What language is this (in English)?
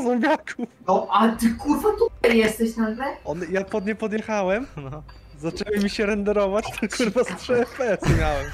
Polish